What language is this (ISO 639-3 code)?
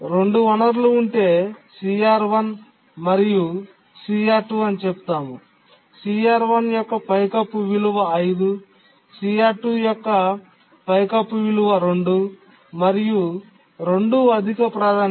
tel